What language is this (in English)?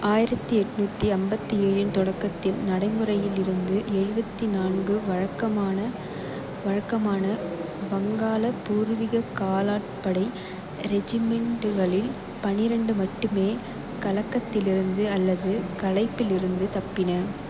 Tamil